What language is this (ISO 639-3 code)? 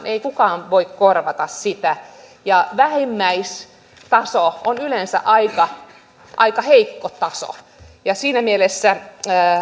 fin